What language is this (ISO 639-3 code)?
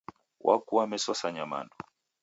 dav